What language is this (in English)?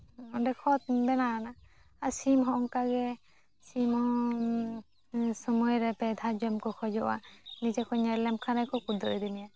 Santali